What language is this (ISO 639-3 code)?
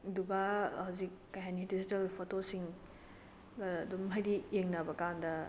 mni